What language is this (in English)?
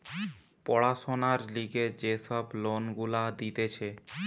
Bangla